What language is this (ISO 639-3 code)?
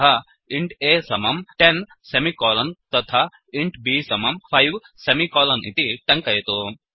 san